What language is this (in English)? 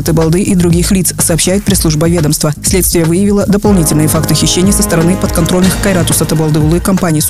Russian